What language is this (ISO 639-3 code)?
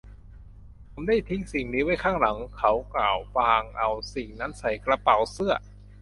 tha